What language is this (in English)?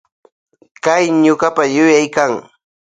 Loja Highland Quichua